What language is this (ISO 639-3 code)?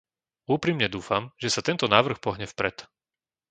slk